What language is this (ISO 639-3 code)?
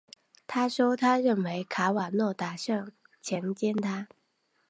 zho